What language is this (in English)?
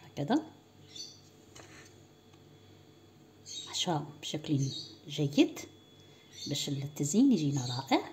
Arabic